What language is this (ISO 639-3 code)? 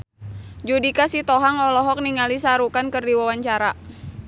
sun